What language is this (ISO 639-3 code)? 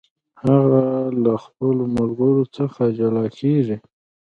pus